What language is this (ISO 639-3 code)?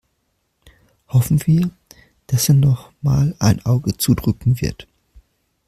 deu